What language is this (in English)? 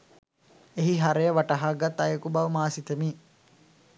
Sinhala